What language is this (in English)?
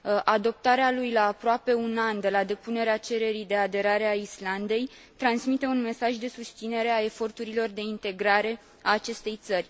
Romanian